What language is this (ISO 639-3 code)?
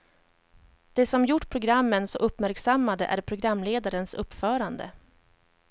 swe